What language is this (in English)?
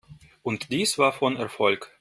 German